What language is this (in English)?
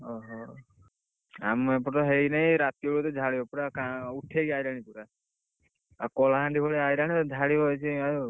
Odia